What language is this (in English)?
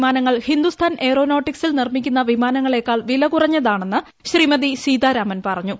Malayalam